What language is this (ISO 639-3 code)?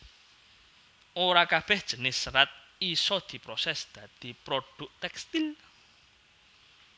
jav